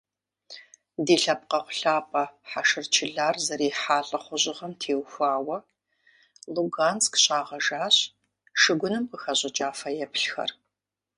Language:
Kabardian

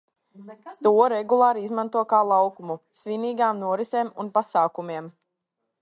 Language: Latvian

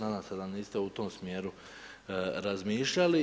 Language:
Croatian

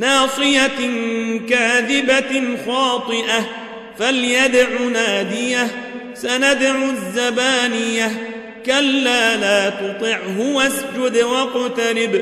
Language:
Arabic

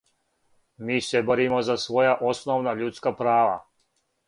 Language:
Serbian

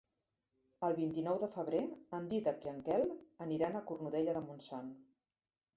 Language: Catalan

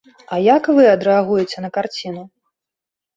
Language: Belarusian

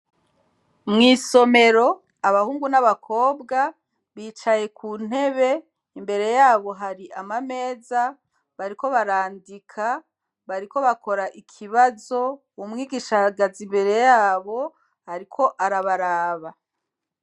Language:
Rundi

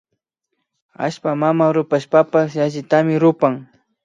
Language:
Imbabura Highland Quichua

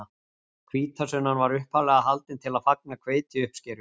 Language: Icelandic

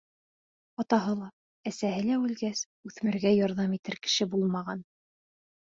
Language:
Bashkir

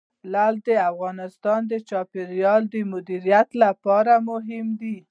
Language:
Pashto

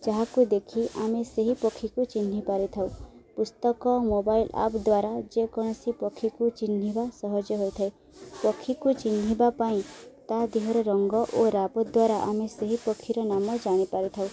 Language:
Odia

